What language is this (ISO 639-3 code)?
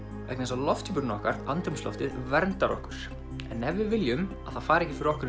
isl